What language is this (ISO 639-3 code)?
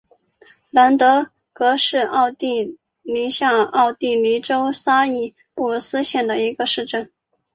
zho